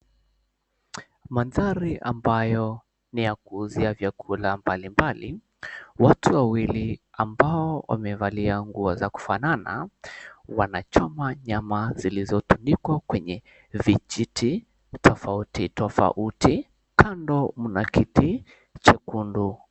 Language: Swahili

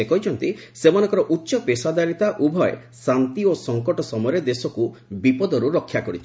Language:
Odia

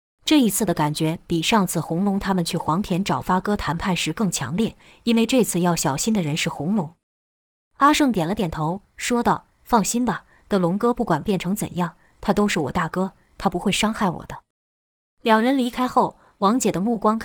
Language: Chinese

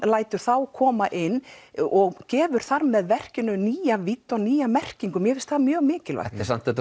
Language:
Icelandic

